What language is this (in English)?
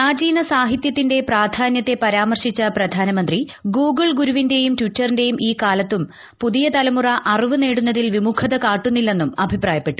Malayalam